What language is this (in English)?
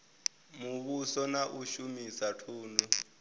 Venda